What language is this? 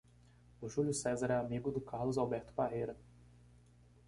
Portuguese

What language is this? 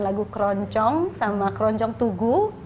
Indonesian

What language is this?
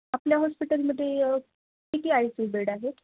Marathi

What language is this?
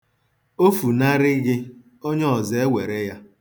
Igbo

